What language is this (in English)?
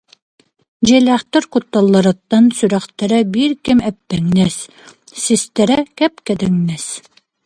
Yakut